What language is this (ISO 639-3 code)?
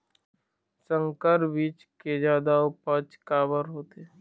hne